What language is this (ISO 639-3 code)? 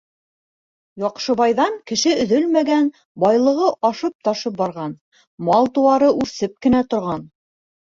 bak